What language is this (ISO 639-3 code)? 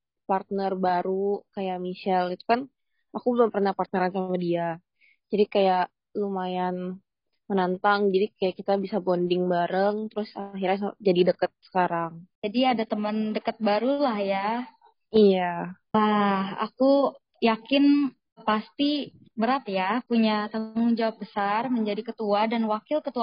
ind